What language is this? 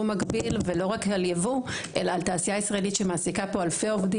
Hebrew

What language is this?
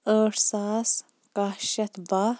Kashmiri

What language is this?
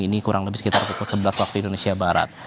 Indonesian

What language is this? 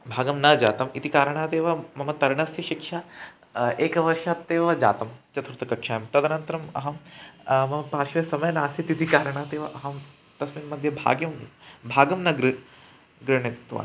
Sanskrit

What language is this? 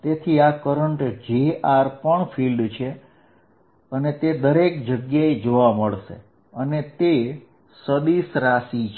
Gujarati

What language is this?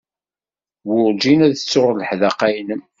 Kabyle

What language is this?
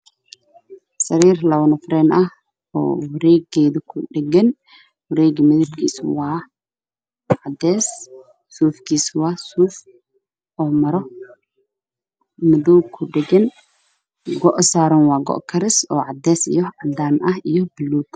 Somali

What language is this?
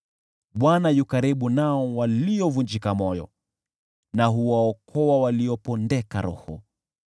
Swahili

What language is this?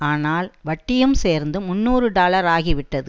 Tamil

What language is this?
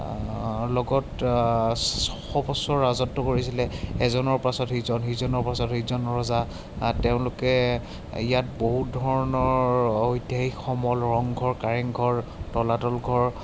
Assamese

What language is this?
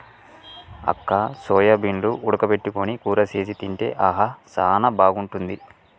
Telugu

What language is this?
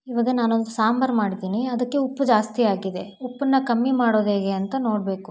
Kannada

